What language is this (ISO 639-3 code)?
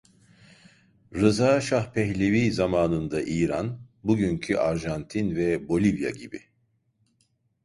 tur